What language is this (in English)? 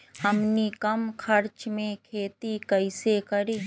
Magahi